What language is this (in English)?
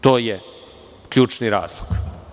Serbian